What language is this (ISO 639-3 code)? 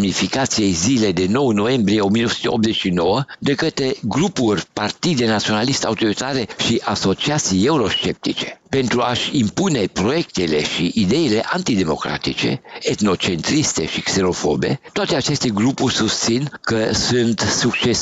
ron